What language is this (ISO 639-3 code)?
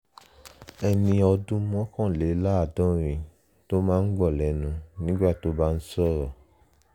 yor